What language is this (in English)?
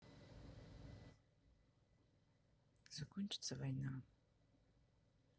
Russian